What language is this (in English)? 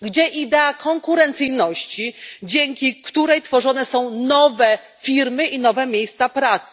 Polish